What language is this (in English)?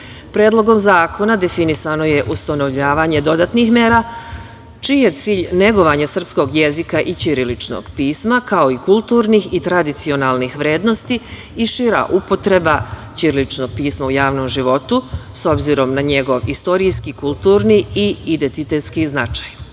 Serbian